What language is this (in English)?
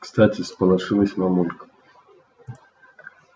Russian